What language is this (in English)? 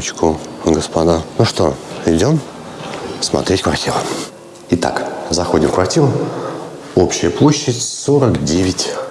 Russian